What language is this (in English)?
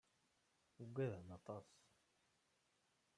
Kabyle